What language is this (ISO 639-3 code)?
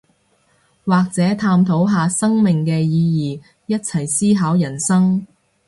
yue